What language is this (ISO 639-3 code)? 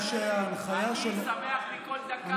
heb